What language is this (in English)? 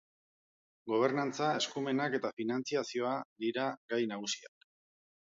Basque